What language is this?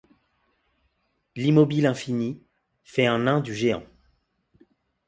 French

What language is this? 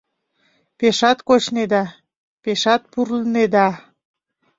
Mari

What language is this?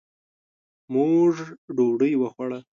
Pashto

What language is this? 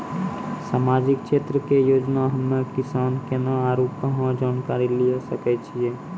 Maithili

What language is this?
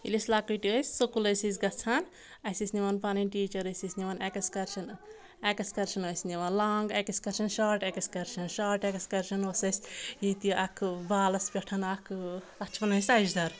Kashmiri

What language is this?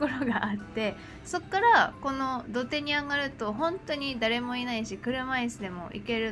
Japanese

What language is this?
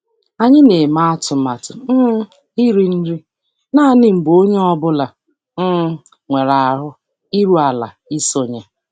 Igbo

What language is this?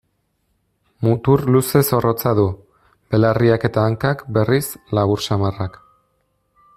Basque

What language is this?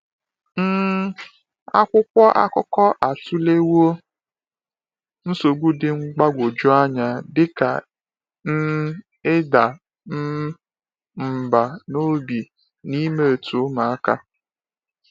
Igbo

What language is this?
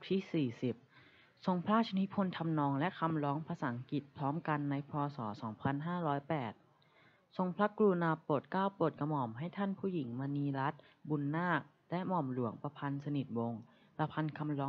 Thai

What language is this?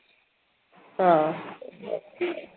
Malayalam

